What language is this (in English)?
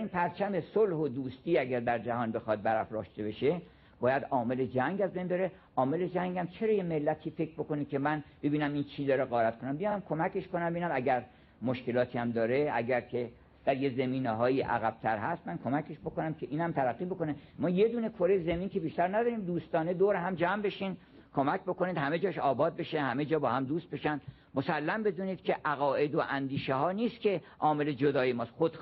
Persian